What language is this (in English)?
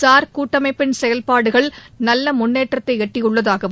Tamil